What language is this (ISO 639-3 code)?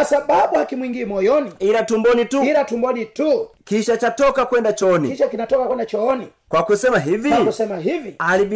swa